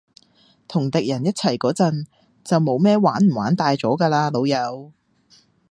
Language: Cantonese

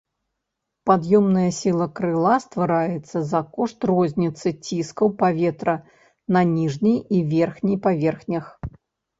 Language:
Belarusian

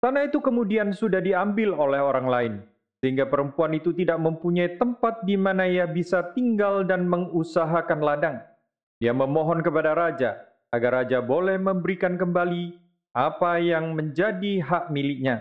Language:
Indonesian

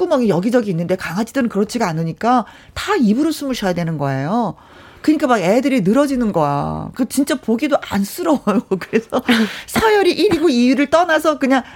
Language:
Korean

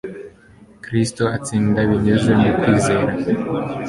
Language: Kinyarwanda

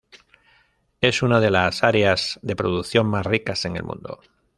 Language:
Spanish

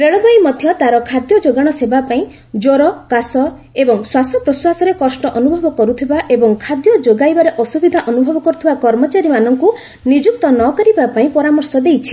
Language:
Odia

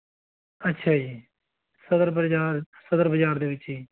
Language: Punjabi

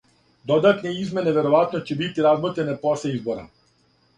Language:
Serbian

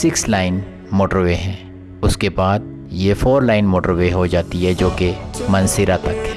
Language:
Urdu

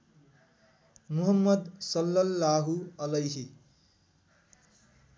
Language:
Nepali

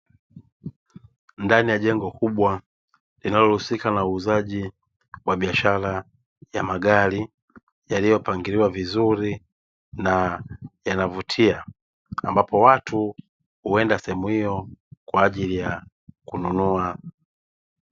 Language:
Swahili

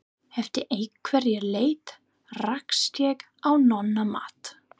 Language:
Icelandic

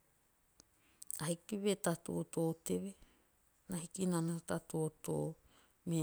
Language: Teop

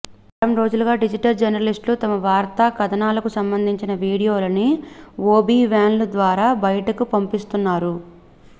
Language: Telugu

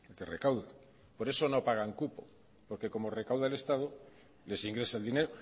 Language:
Spanish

